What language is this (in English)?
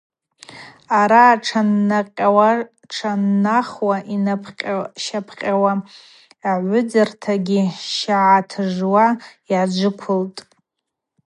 Abaza